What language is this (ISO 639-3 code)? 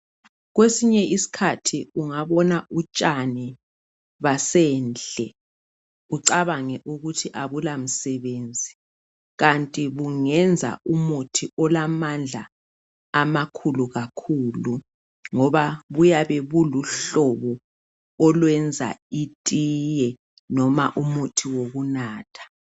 nde